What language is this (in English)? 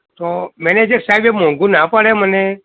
Gujarati